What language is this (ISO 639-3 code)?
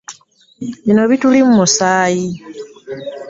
lug